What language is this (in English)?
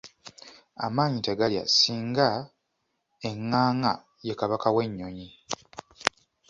Ganda